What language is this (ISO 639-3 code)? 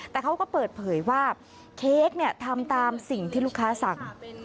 tha